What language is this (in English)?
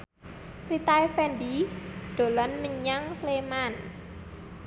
Javanese